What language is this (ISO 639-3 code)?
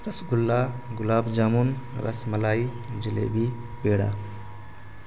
urd